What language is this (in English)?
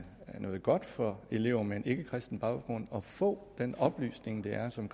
Danish